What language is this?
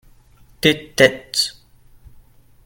French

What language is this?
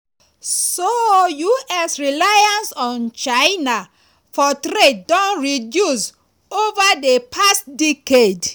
Nigerian Pidgin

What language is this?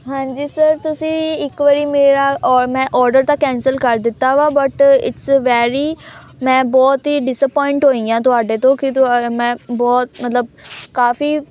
Punjabi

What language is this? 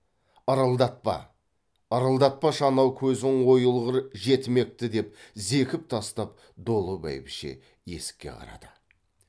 Kazakh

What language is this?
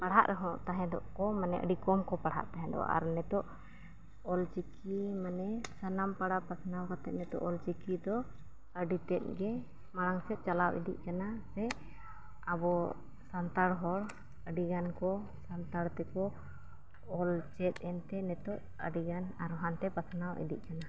Santali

